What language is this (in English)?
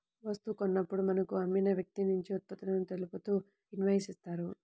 Telugu